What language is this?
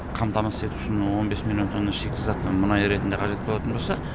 Kazakh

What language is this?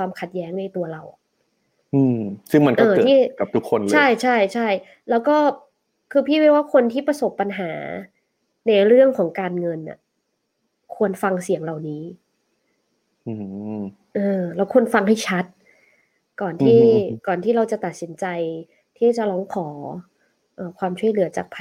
Thai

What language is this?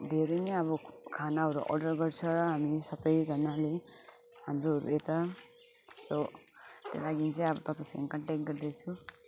Nepali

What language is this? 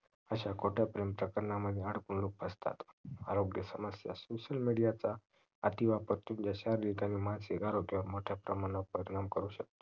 Marathi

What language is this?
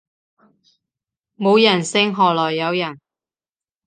Cantonese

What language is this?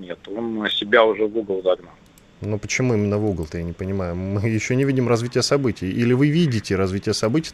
Russian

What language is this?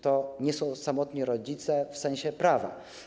Polish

